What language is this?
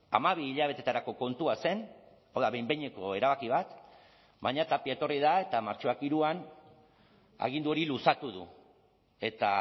Basque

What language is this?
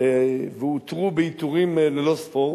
Hebrew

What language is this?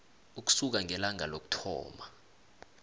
South Ndebele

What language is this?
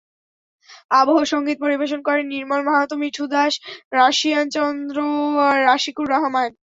Bangla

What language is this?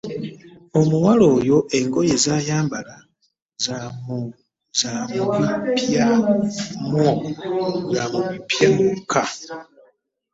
Ganda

